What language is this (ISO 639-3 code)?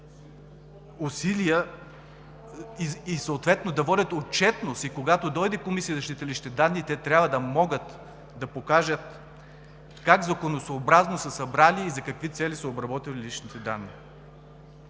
bul